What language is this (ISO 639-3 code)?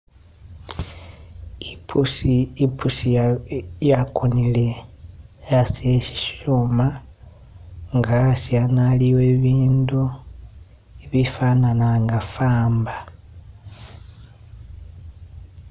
myx